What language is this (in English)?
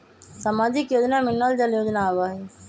Magahi